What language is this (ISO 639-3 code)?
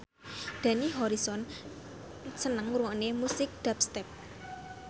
jav